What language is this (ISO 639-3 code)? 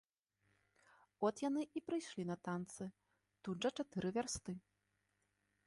bel